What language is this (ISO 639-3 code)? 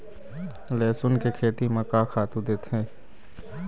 hne